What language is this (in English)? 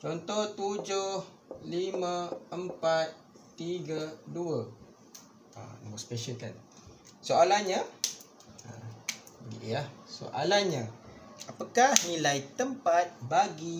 Malay